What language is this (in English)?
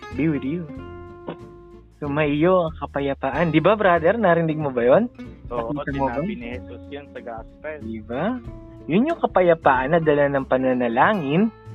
Filipino